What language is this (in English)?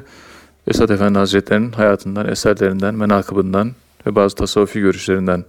Turkish